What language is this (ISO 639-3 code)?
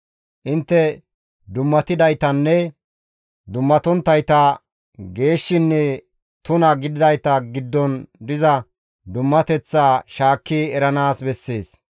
gmv